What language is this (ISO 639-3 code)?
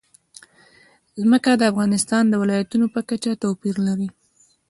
pus